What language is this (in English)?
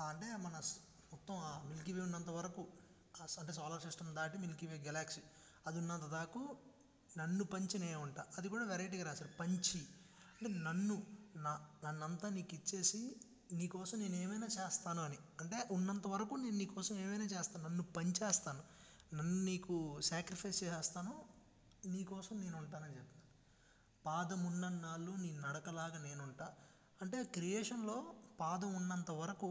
Telugu